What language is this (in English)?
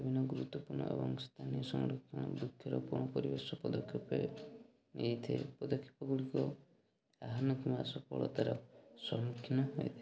Odia